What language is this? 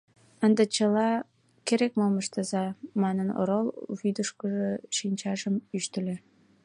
Mari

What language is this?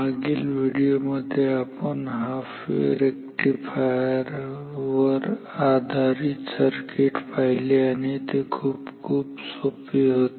Marathi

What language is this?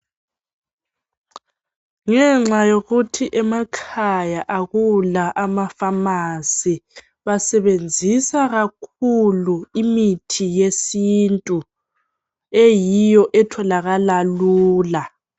North Ndebele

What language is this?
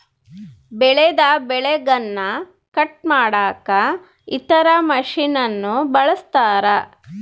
Kannada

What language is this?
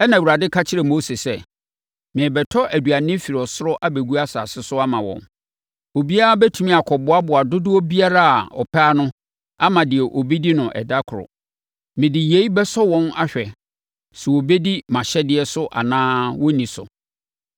Akan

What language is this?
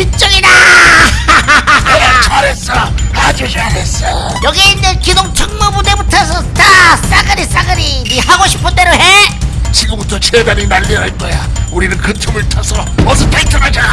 Korean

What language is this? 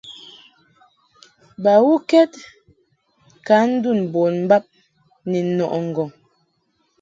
Mungaka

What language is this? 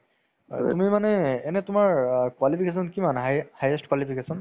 Assamese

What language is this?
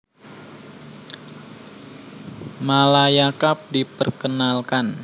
Javanese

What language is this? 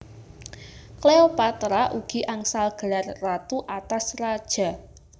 Javanese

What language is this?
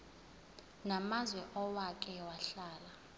Zulu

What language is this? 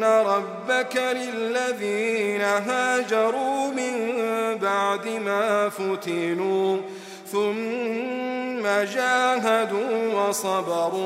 Arabic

